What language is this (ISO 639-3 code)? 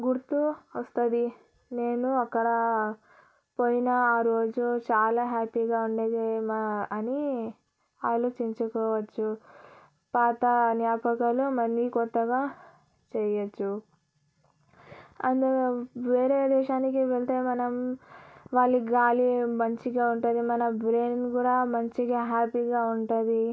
tel